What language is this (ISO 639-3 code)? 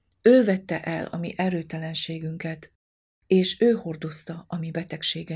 hun